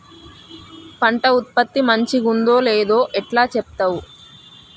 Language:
Telugu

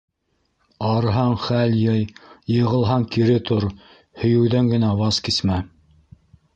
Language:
Bashkir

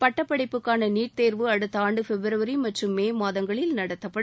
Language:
Tamil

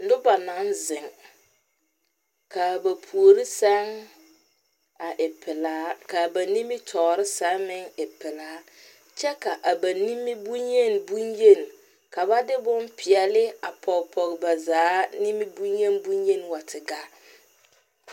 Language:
Southern Dagaare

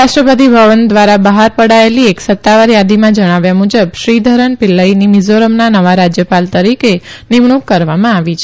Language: Gujarati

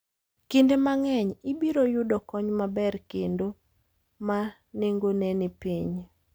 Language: Luo (Kenya and Tanzania)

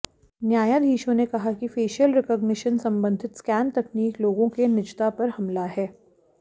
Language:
Hindi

